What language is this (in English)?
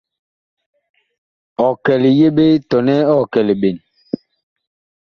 Bakoko